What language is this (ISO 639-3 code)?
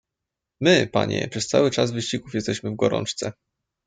pol